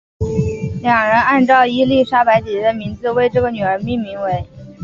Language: Chinese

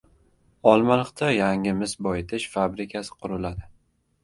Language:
Uzbek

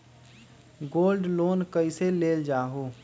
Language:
Magahi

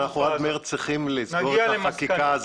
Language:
Hebrew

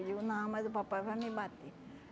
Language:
Portuguese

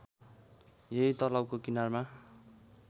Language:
Nepali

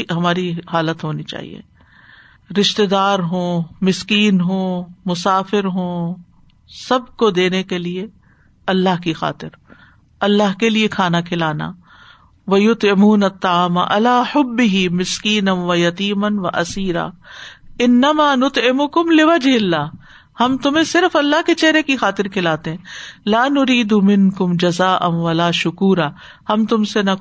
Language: Urdu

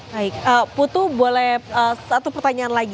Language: Indonesian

